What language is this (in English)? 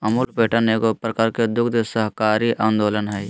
Magahi